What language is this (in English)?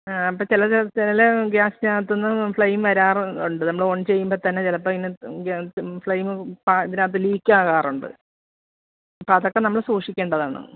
Malayalam